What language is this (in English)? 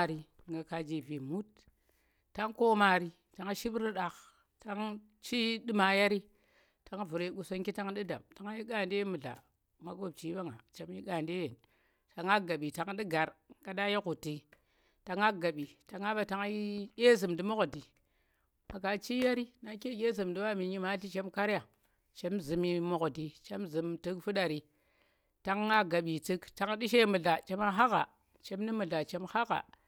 Tera